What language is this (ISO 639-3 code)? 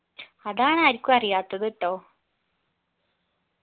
mal